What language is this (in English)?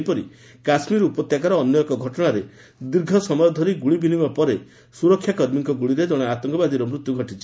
Odia